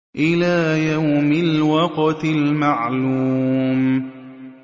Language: Arabic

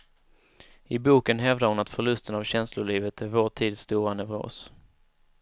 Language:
Swedish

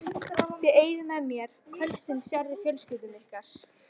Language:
Icelandic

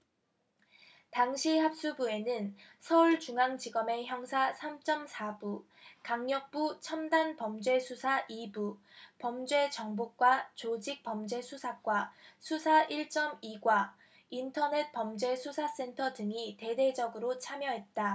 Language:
Korean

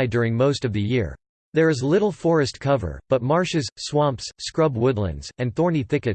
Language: English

